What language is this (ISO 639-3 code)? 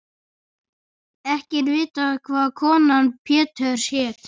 isl